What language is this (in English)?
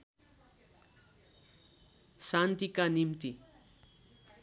Nepali